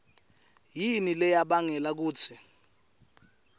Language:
Swati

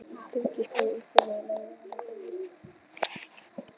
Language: Icelandic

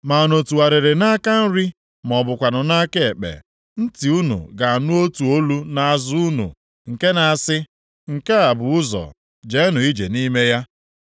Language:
Igbo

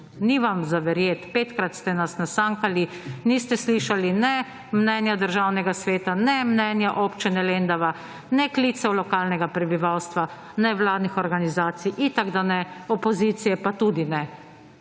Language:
Slovenian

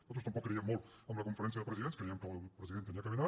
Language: Catalan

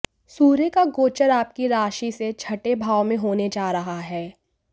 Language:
Hindi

